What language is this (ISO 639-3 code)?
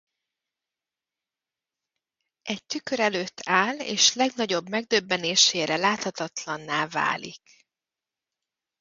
hun